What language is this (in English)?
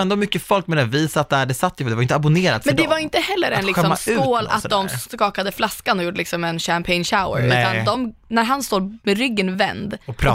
Swedish